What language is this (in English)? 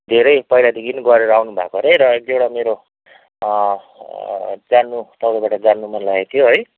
Nepali